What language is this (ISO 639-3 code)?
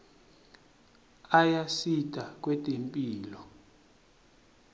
ssw